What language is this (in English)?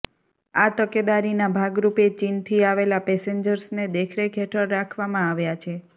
Gujarati